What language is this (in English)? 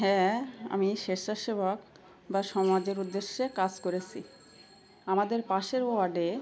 Bangla